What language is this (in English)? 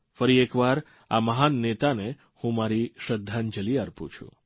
Gujarati